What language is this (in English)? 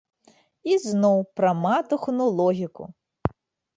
Belarusian